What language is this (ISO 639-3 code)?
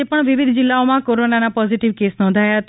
guj